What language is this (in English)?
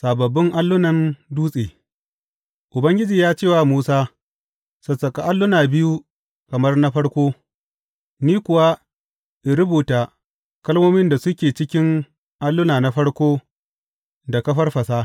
Hausa